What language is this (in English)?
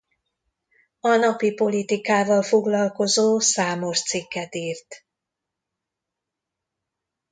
Hungarian